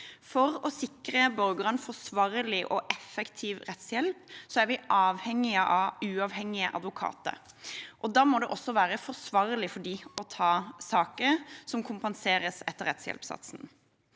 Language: Norwegian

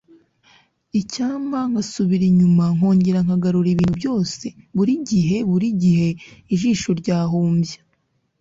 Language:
Kinyarwanda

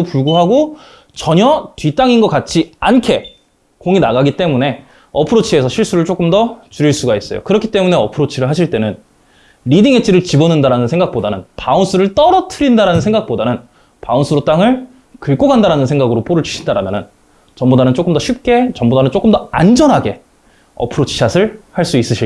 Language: Korean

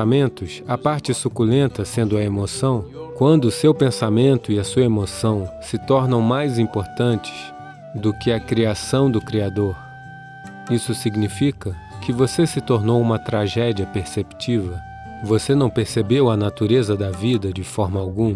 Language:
Portuguese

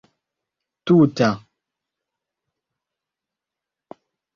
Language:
Esperanto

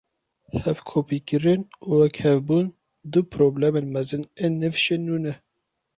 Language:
Kurdish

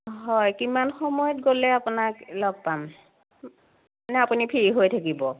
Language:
Assamese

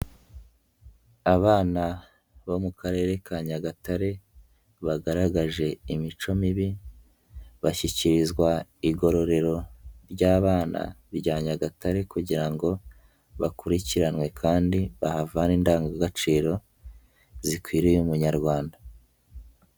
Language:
Kinyarwanda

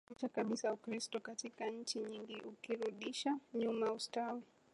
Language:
Swahili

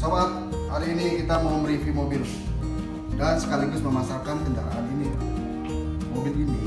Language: Indonesian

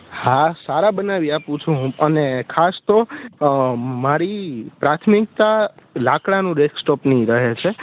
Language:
Gujarati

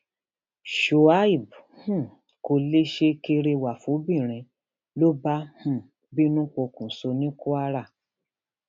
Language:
Yoruba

